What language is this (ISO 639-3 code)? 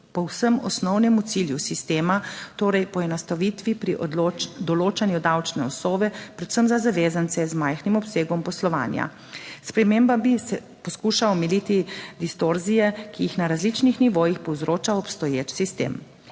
slv